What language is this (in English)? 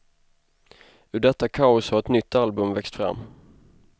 Swedish